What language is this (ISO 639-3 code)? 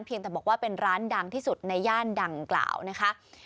tha